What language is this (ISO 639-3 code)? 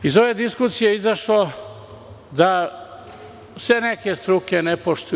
srp